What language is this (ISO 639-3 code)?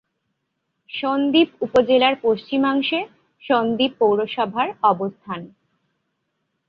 ben